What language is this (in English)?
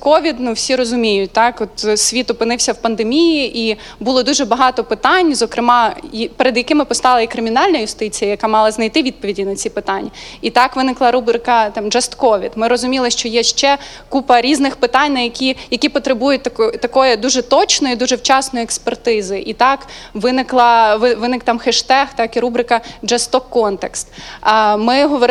Ukrainian